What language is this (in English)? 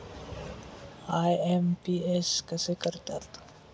Marathi